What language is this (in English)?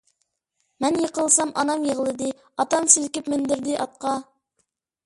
Uyghur